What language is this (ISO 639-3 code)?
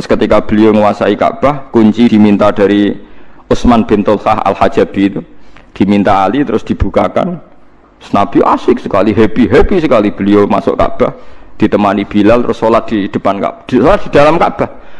ind